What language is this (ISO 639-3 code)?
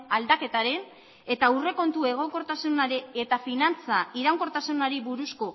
eus